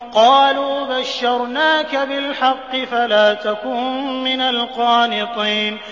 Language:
Arabic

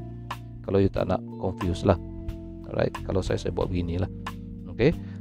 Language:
Malay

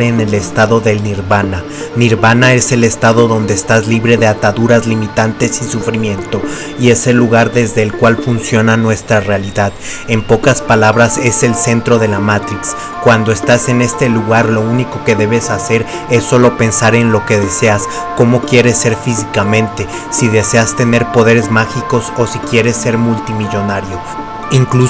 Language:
Spanish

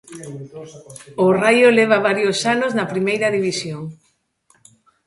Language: Galician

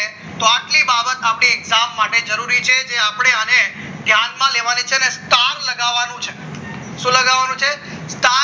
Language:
Gujarati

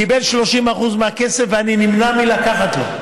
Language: Hebrew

